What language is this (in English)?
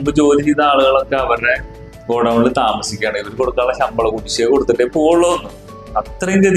Malayalam